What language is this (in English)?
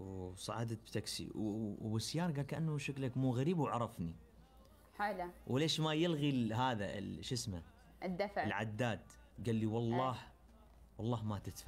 Arabic